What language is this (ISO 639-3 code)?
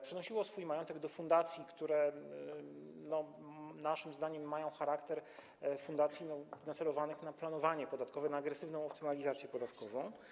pol